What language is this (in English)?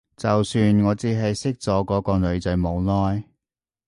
Cantonese